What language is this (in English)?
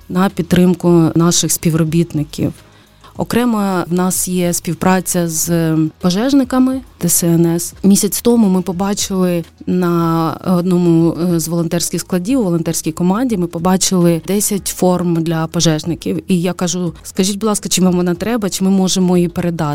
Ukrainian